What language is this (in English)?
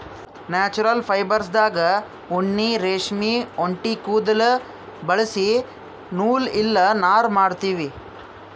Kannada